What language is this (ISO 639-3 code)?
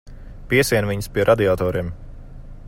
lav